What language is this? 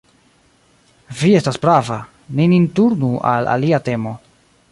Esperanto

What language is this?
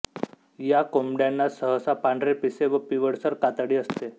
Marathi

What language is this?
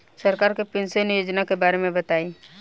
Bhojpuri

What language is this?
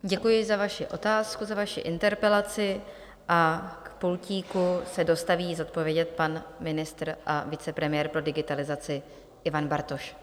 Czech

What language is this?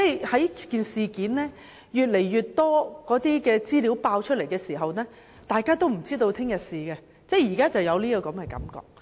Cantonese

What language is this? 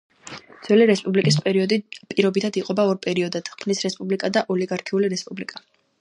Georgian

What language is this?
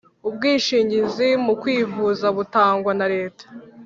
Kinyarwanda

